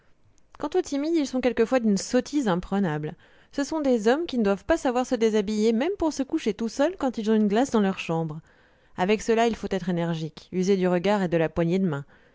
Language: French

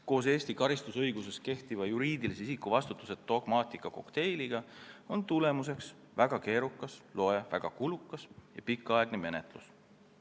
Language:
Estonian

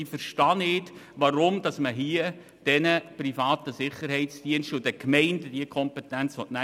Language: Swiss German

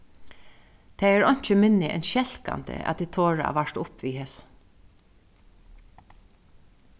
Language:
Faroese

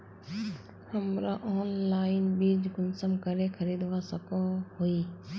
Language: Magahi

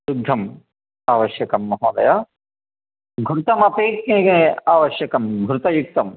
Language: Sanskrit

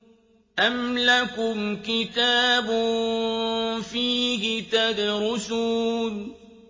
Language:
Arabic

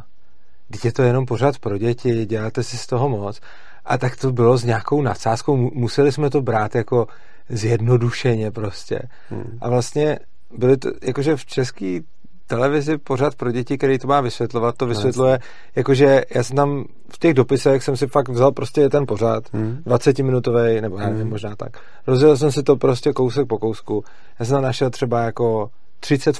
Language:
Czech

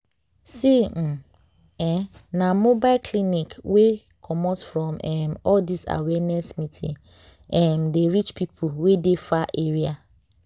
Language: Nigerian Pidgin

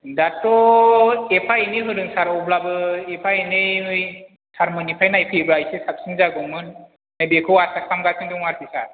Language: Bodo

